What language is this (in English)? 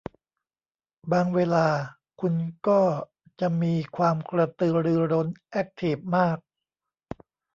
Thai